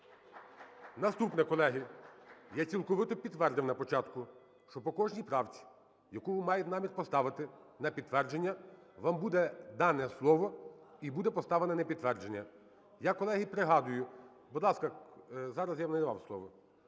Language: Ukrainian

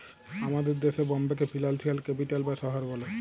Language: Bangla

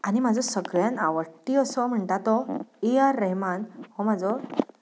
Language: Konkani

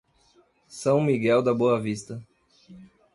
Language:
Portuguese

